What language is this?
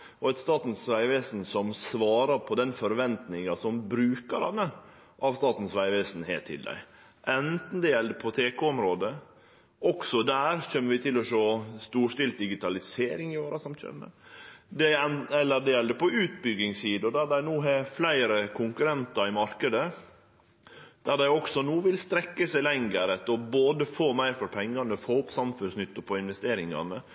Norwegian Nynorsk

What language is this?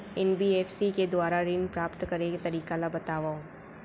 Chhattisgarhi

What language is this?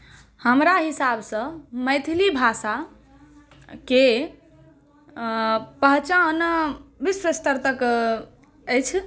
Maithili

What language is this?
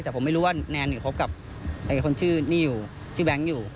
Thai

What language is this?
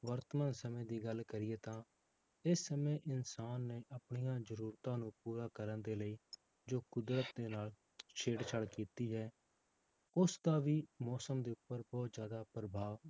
Punjabi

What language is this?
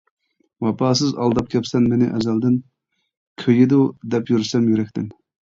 Uyghur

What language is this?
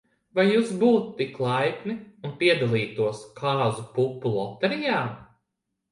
Latvian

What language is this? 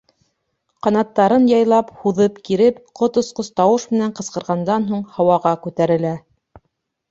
Bashkir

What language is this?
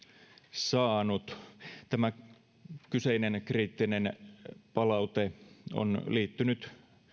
Finnish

